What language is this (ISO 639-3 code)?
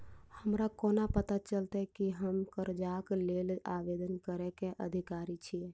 mai